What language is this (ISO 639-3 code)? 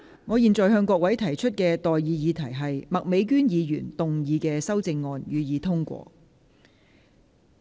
yue